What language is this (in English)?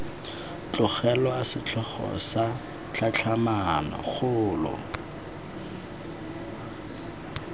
Tswana